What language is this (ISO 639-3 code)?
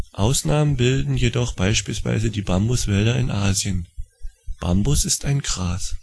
deu